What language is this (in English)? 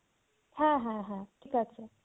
Bangla